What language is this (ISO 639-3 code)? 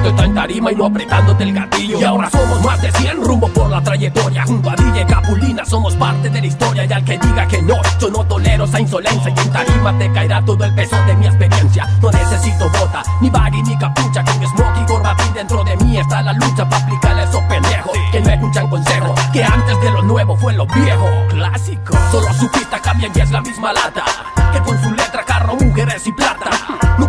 spa